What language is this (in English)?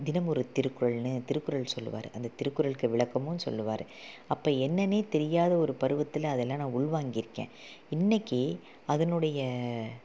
Tamil